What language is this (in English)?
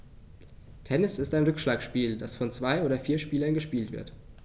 German